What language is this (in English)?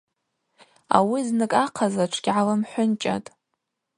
Abaza